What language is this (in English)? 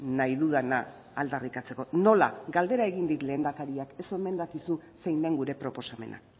Basque